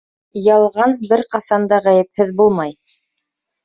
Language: Bashkir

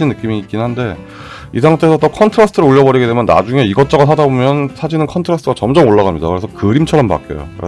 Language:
Korean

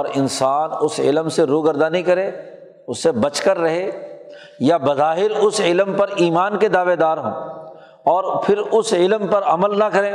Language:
Urdu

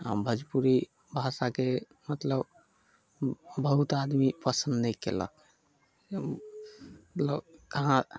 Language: Maithili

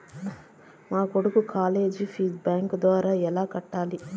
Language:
Telugu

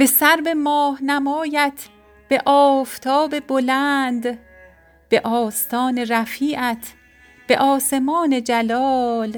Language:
Persian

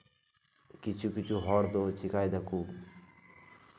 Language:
Santali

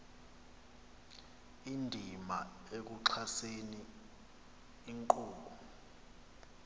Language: Xhosa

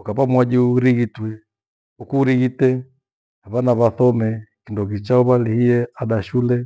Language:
Gweno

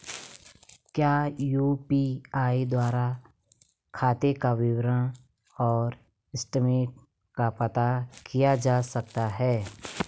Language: Hindi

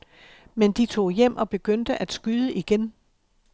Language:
Danish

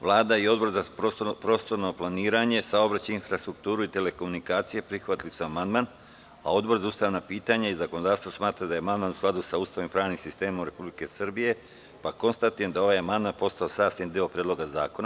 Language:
Serbian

